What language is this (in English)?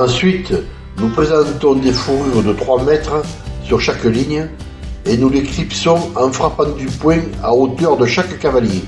French